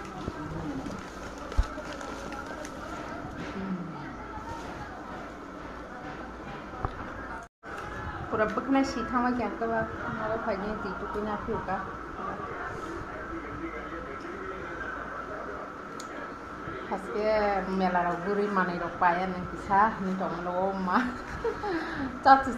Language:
Bangla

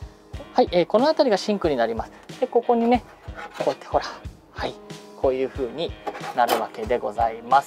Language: Japanese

